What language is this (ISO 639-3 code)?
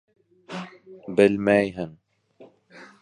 bak